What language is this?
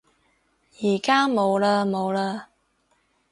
Cantonese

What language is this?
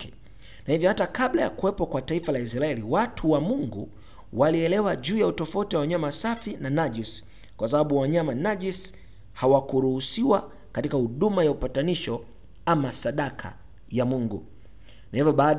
Swahili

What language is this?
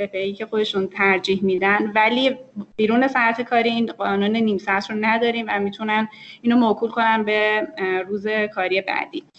Persian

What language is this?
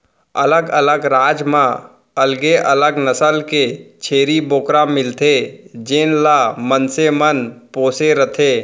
Chhattisgarhi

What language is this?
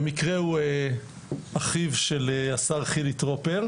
Hebrew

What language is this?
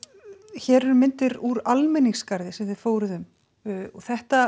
Icelandic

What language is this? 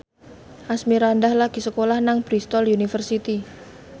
Javanese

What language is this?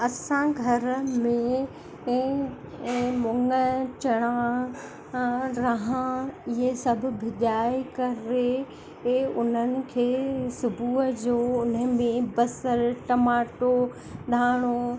Sindhi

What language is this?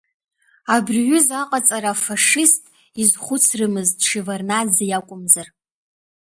Abkhazian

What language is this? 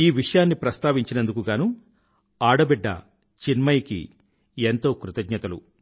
Telugu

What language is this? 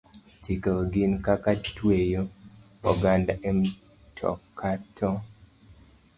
Luo (Kenya and Tanzania)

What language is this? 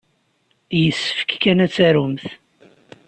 Kabyle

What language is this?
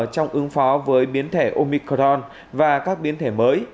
Vietnamese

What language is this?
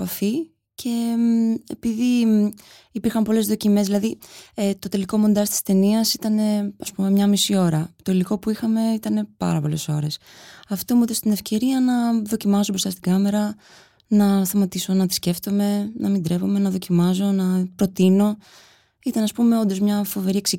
Greek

